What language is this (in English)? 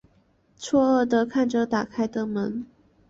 Chinese